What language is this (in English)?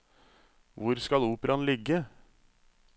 Norwegian